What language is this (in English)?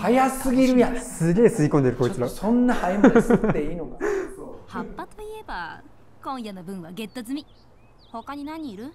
Japanese